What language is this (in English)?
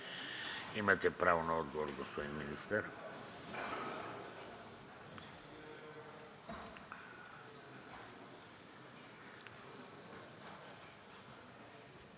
Bulgarian